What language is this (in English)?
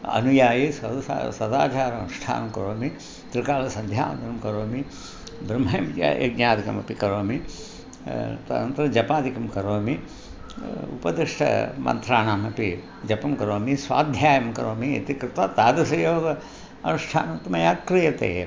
Sanskrit